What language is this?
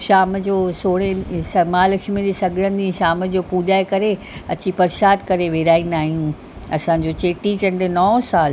Sindhi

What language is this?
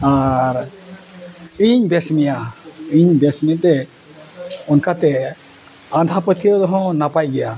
Santali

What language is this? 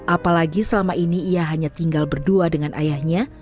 Indonesian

